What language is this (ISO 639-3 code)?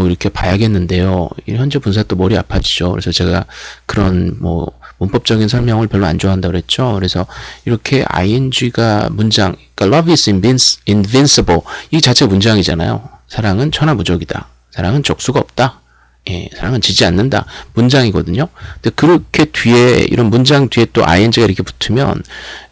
kor